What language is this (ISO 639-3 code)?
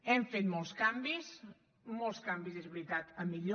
cat